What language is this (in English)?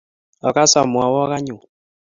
Kalenjin